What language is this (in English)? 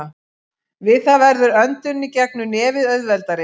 Icelandic